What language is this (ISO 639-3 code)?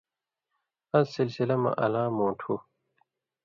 mvy